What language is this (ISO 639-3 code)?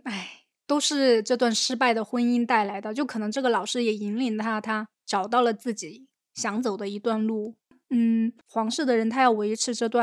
zho